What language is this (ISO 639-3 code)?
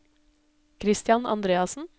nor